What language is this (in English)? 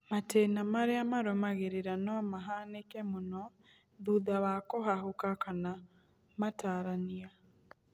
Kikuyu